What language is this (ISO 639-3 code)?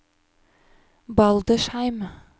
nor